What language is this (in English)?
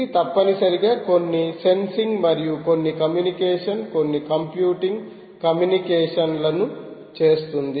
Telugu